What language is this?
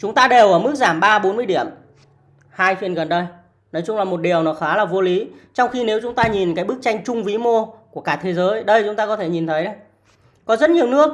Vietnamese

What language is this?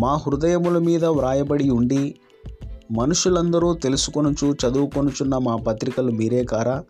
Telugu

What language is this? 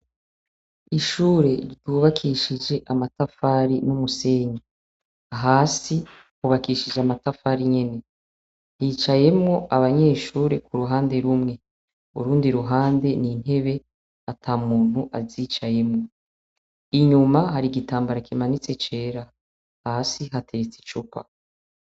Rundi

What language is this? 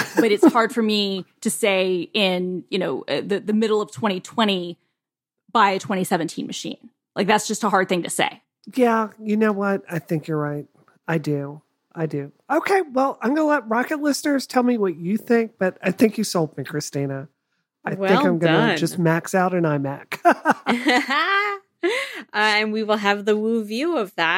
English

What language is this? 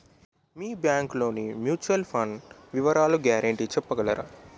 Telugu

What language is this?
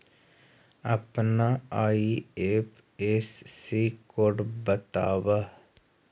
Magahi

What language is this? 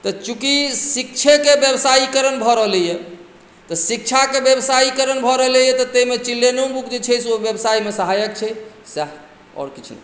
Maithili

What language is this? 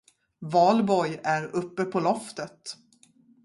Swedish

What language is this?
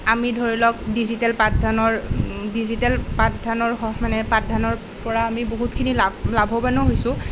Assamese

